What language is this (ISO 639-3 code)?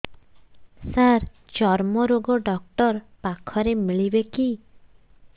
ori